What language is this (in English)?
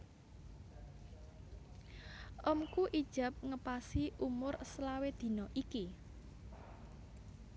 Javanese